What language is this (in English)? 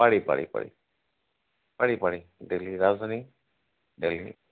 Assamese